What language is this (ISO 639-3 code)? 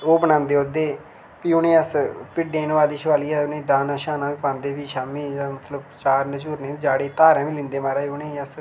doi